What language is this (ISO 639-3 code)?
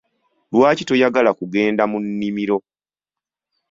lug